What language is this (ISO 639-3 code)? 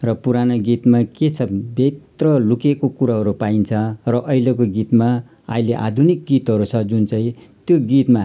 nep